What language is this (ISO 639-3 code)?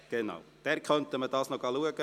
gsw